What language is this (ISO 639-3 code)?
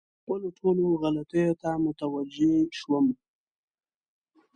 pus